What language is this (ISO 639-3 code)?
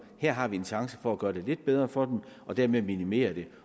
dan